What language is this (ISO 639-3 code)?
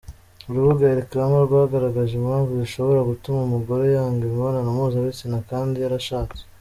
kin